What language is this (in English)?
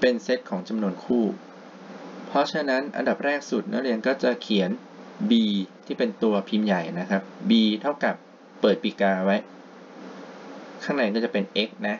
Thai